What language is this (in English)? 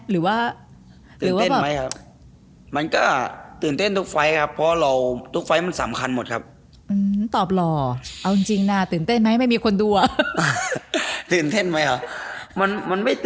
Thai